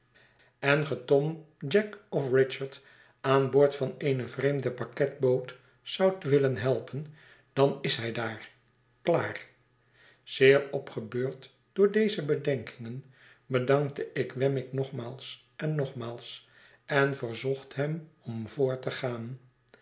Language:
Dutch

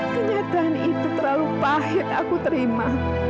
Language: Indonesian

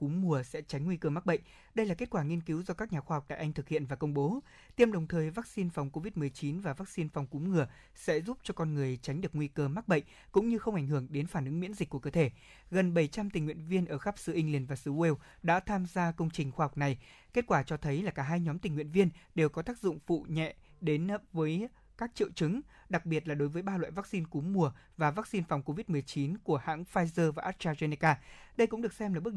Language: Vietnamese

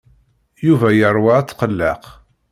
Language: Kabyle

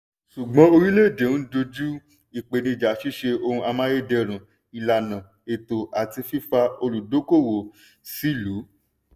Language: Yoruba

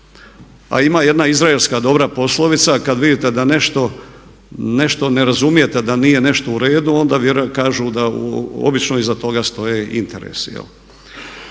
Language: Croatian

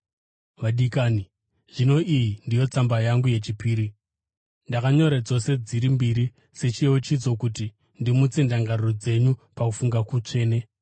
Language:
Shona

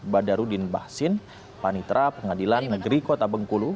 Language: Indonesian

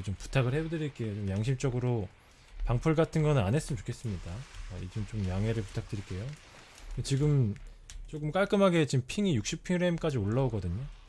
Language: Korean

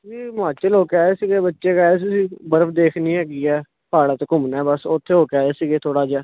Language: Punjabi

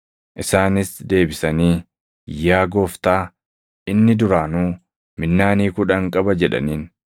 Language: Oromo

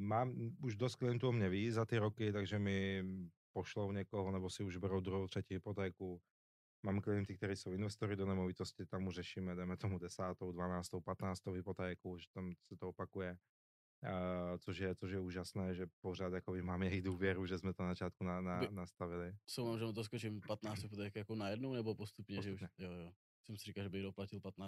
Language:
Czech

